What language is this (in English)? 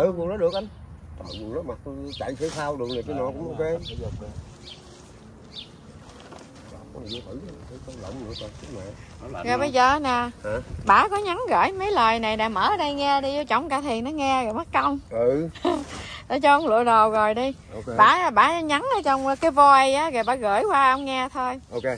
Vietnamese